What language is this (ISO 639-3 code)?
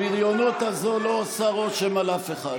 heb